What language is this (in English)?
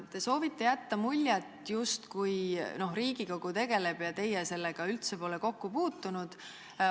Estonian